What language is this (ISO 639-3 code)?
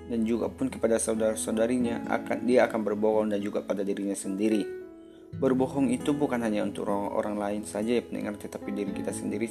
ind